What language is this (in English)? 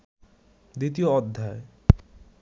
Bangla